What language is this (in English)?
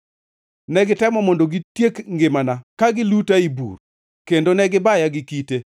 Luo (Kenya and Tanzania)